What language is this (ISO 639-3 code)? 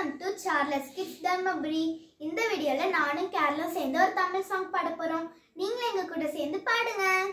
tha